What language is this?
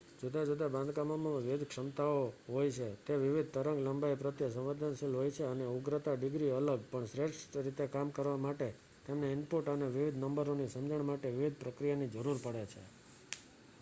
Gujarati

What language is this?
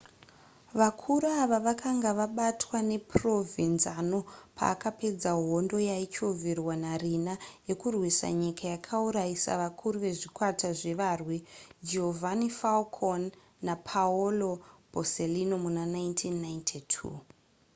Shona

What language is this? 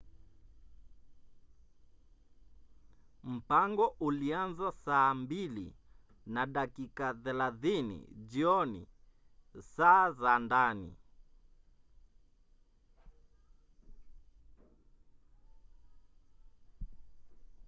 Swahili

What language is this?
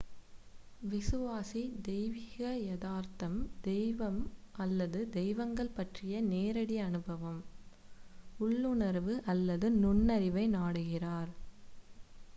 Tamil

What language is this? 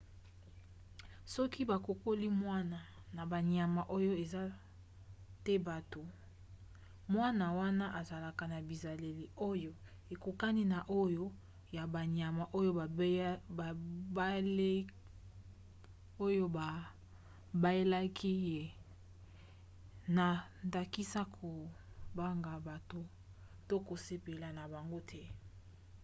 Lingala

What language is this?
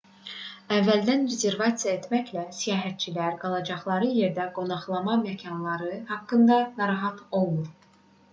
Azerbaijani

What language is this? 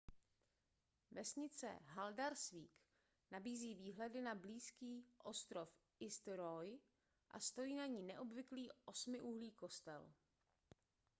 Czech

